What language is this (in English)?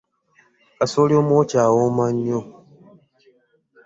Ganda